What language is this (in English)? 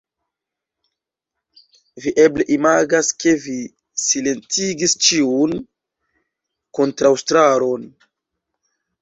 Esperanto